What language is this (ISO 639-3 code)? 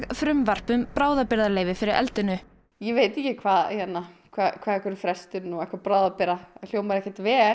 isl